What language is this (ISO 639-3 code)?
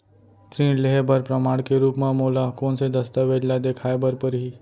hne